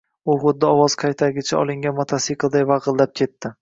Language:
Uzbek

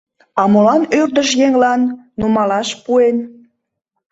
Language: Mari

